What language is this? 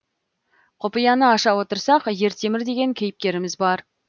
Kazakh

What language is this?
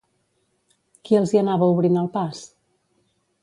Catalan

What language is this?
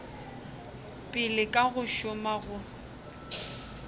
Northern Sotho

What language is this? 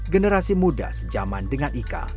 Indonesian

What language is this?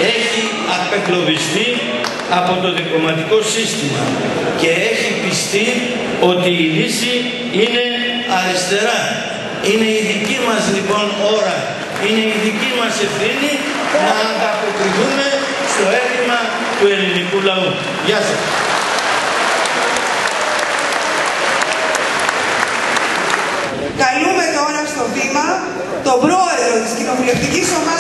Greek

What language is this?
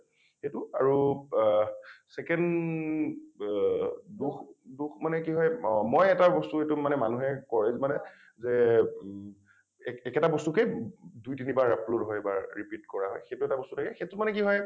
Assamese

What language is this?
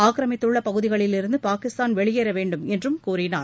Tamil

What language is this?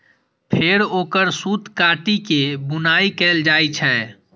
Maithili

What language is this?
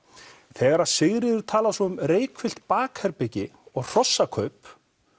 Icelandic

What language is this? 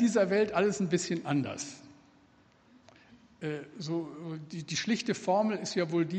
German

